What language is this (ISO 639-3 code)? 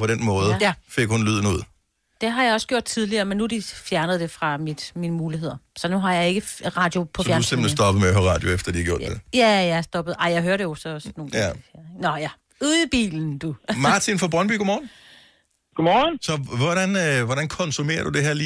dan